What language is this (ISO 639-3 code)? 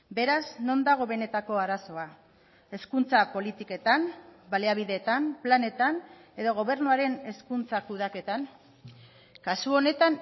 eus